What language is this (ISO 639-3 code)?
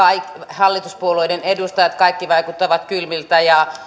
fin